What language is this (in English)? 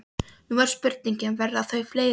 Icelandic